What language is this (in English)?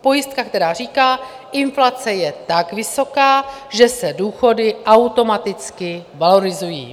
Czech